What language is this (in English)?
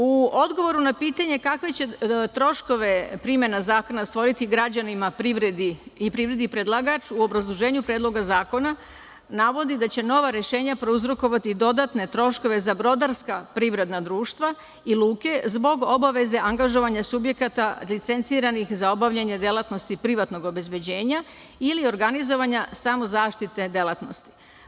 Serbian